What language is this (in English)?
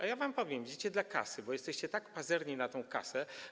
Polish